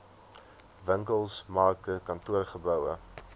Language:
Afrikaans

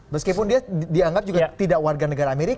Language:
Indonesian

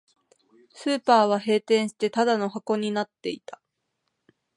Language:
Japanese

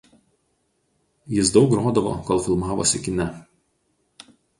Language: Lithuanian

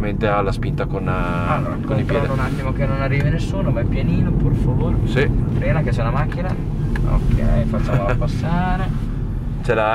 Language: Italian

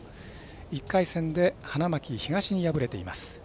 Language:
Japanese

